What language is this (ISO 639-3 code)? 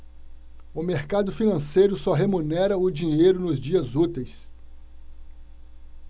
por